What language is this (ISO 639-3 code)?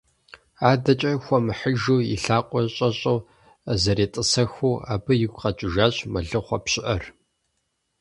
kbd